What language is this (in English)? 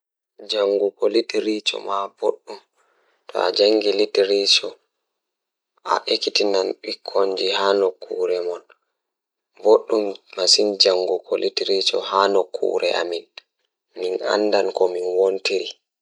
Fula